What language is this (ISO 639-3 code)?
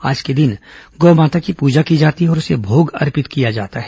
hin